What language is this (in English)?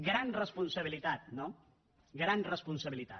Catalan